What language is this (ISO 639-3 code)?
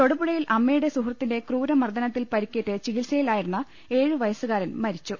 mal